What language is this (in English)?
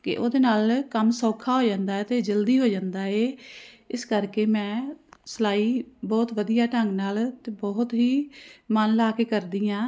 Punjabi